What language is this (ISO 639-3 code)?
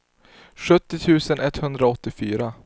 swe